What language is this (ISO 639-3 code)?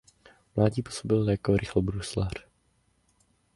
ces